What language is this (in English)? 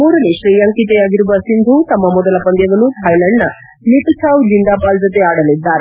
Kannada